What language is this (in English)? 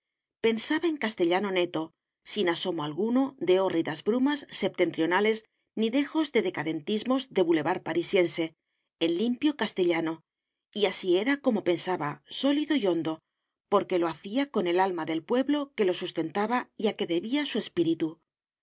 Spanish